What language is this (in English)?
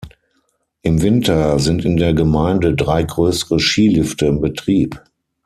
German